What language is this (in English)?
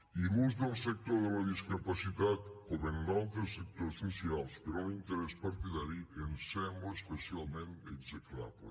Catalan